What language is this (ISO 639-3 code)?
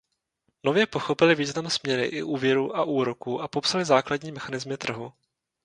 ces